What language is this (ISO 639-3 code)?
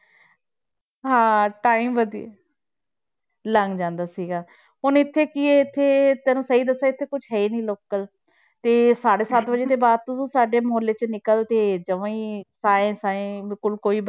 pan